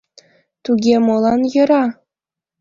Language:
Mari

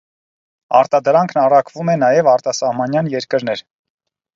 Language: Armenian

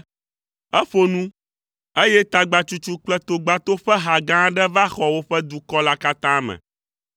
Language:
Ewe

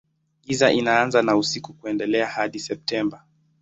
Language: Swahili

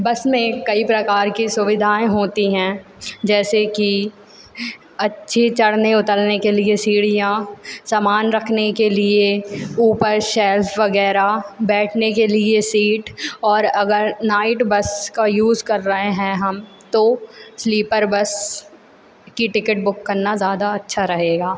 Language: Hindi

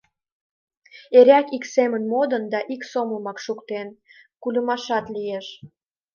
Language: Mari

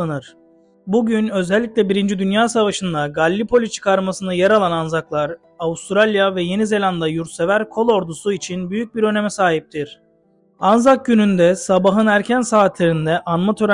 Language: Turkish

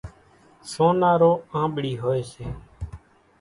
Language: Kachi Koli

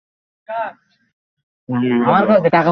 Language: Bangla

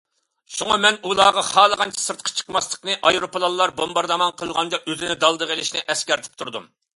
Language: Uyghur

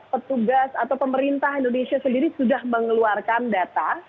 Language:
Indonesian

